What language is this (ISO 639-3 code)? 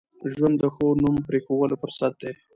pus